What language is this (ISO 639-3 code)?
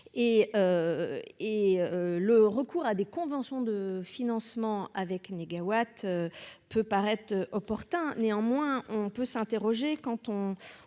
fra